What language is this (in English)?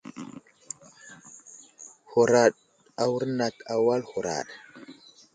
Wuzlam